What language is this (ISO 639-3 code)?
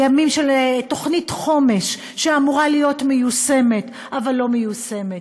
heb